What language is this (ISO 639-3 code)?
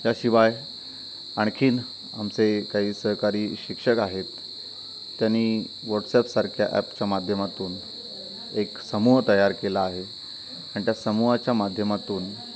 mar